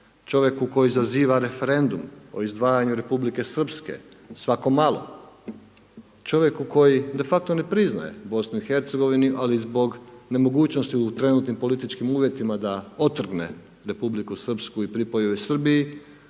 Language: Croatian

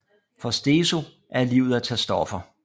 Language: Danish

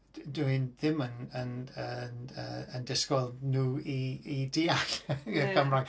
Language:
Welsh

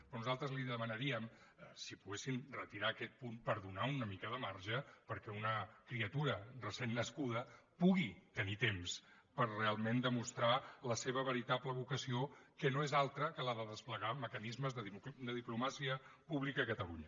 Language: Catalan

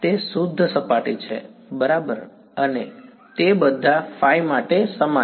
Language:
Gujarati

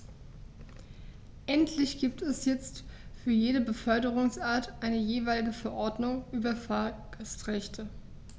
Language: German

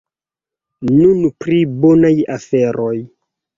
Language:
Esperanto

